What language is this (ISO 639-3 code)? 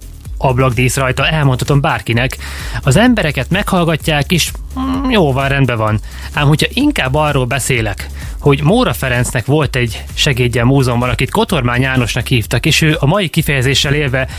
hun